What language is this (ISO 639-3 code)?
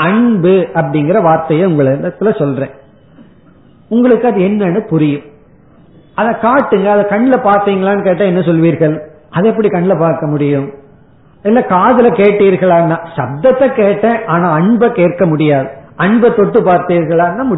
tam